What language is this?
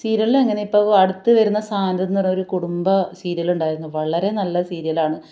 Malayalam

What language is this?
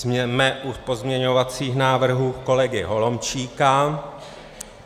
Czech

